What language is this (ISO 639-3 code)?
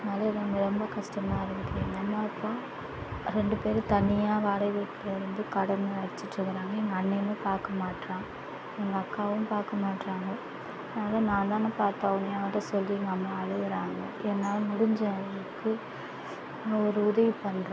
tam